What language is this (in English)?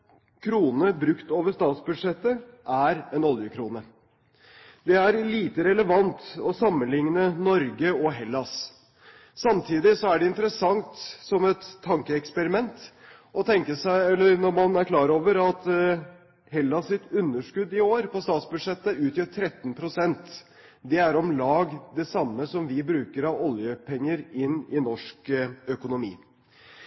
Norwegian Bokmål